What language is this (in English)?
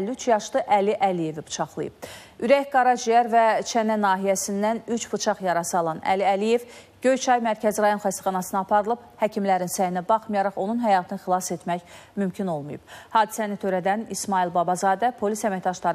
Turkish